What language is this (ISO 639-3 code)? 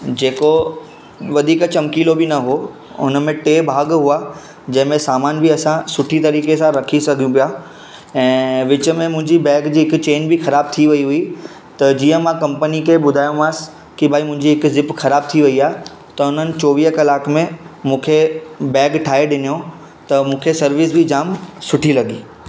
snd